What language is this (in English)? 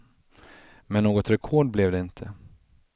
Swedish